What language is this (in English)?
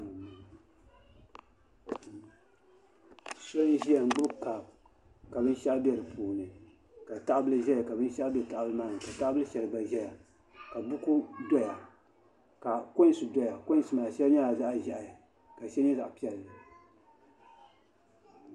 Dagbani